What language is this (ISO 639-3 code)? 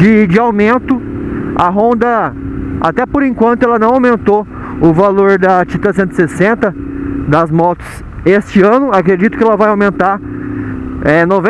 por